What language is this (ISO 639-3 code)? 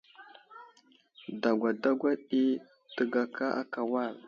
udl